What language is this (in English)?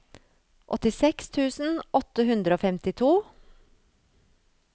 Norwegian